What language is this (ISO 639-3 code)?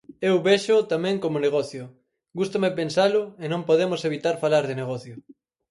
glg